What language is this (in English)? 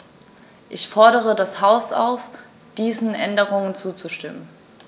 German